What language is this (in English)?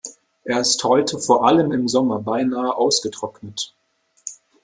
German